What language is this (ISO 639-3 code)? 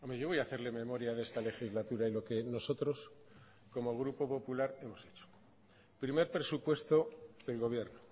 spa